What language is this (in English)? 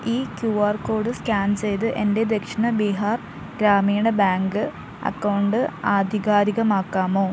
Malayalam